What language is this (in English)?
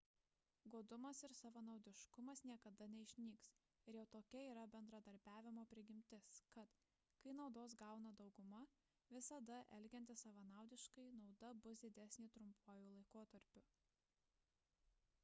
Lithuanian